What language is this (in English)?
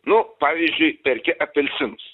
Lithuanian